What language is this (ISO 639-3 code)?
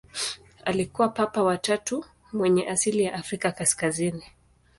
swa